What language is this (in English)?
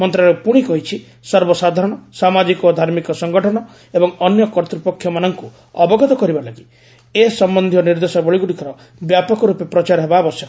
Odia